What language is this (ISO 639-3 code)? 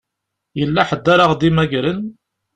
kab